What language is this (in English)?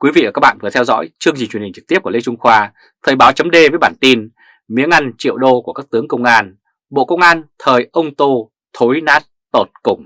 Vietnamese